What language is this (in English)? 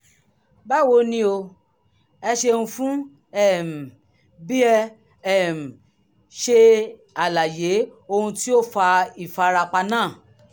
Yoruba